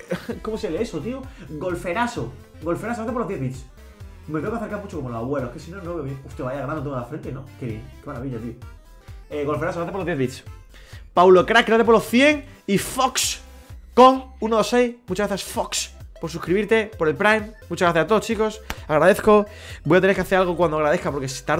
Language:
Spanish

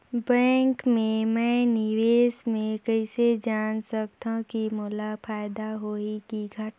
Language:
Chhattisgarhi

